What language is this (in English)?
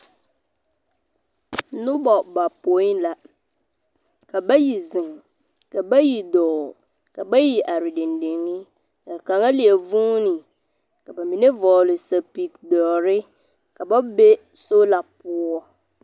Southern Dagaare